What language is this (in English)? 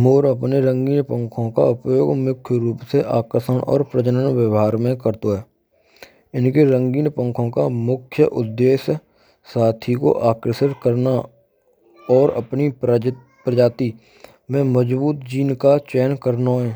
Braj